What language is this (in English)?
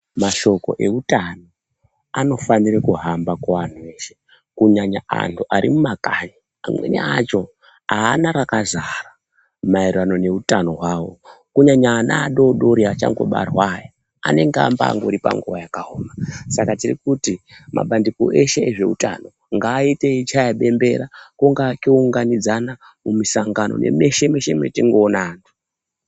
Ndau